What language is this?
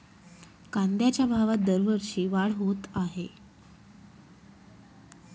Marathi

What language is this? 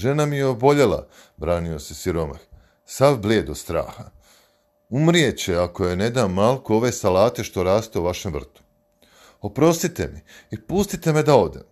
Croatian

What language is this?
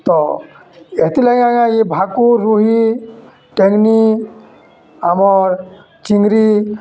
Odia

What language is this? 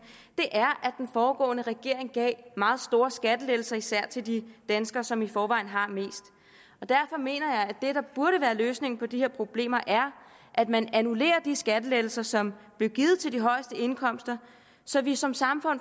Danish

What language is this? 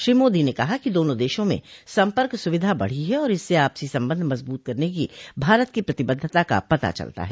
Hindi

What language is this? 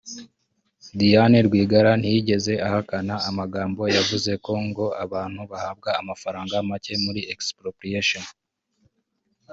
Kinyarwanda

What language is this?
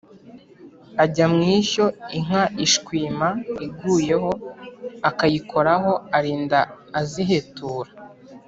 Kinyarwanda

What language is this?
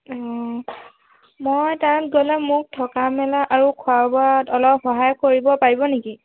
Assamese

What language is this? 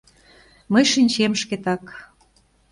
Mari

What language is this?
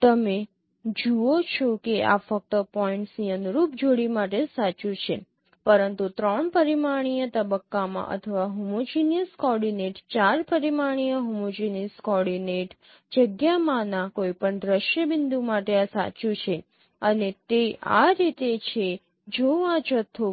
Gujarati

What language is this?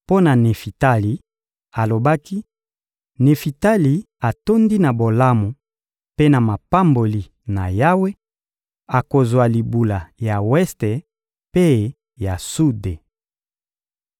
Lingala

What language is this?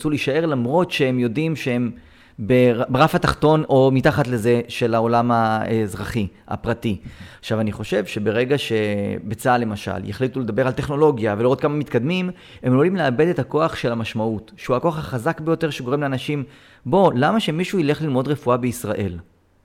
Hebrew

